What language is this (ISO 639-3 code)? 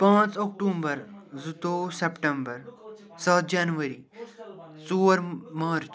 kas